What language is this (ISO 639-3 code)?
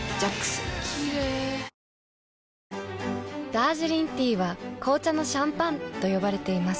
jpn